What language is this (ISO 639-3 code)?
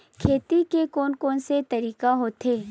hne